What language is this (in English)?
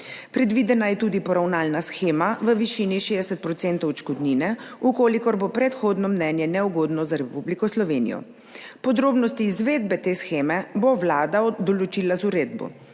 Slovenian